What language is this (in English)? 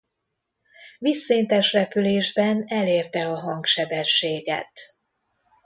Hungarian